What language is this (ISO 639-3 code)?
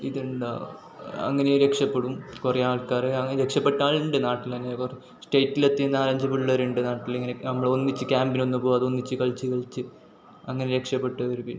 mal